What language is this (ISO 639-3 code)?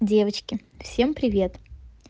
rus